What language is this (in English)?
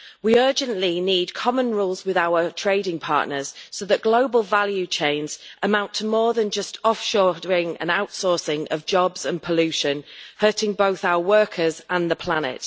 English